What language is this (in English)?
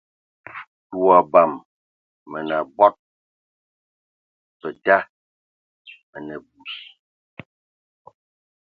Ewondo